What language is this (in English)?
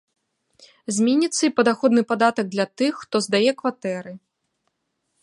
Belarusian